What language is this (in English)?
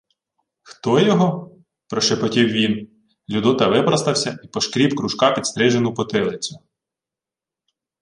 Ukrainian